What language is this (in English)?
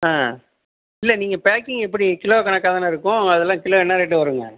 Tamil